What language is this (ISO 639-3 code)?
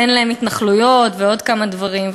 heb